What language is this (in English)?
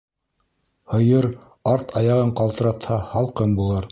Bashkir